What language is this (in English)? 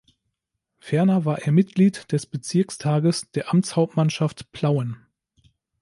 German